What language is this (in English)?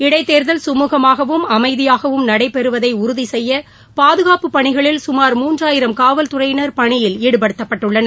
Tamil